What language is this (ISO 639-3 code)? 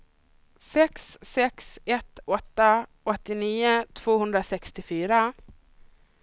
swe